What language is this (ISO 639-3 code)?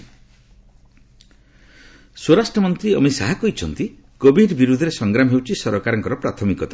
ori